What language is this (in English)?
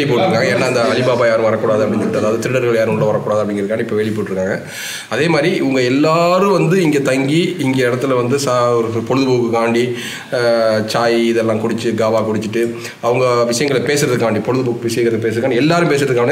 Arabic